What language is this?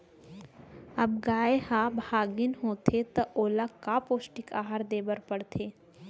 Chhattisgarhi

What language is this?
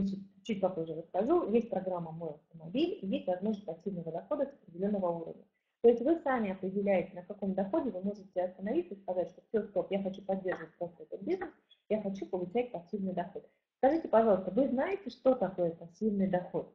Russian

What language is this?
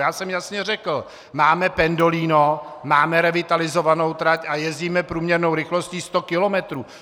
Czech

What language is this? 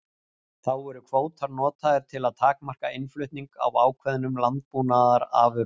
Icelandic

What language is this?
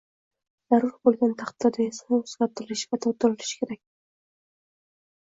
Uzbek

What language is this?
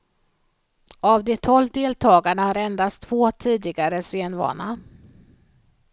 Swedish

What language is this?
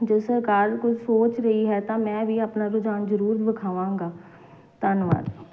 Punjabi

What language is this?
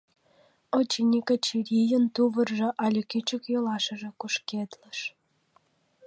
Mari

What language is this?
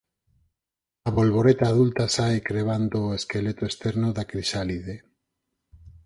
Galician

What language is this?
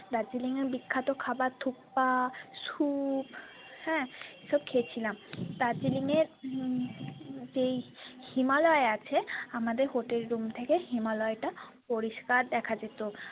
Bangla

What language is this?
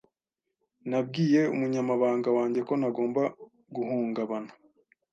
Kinyarwanda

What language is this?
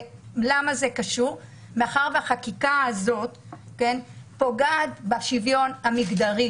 Hebrew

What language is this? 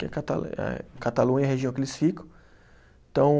Portuguese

